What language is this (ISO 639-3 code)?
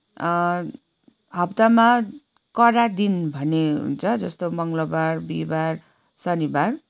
nep